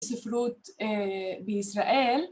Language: Hebrew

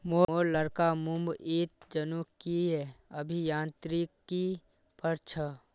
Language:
Magahi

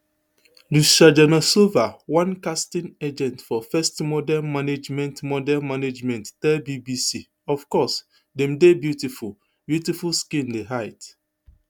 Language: Nigerian Pidgin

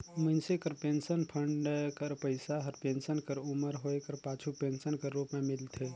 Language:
Chhattisgarhi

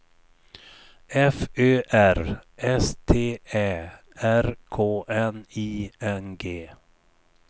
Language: Swedish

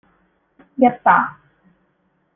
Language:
Cantonese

